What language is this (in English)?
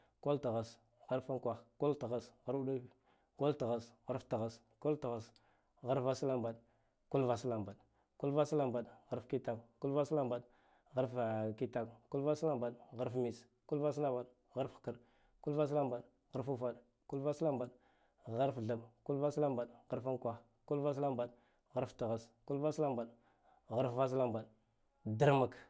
Guduf-Gava